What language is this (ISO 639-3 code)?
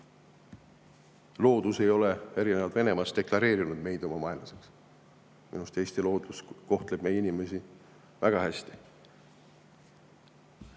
est